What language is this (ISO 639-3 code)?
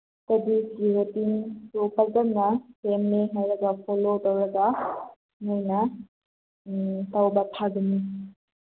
mni